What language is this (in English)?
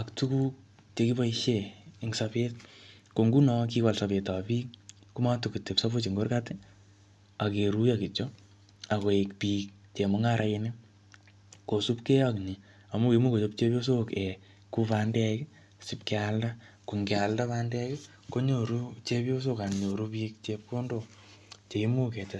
Kalenjin